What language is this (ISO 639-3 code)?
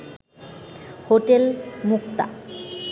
ben